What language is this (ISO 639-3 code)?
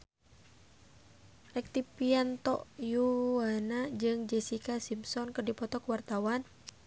sun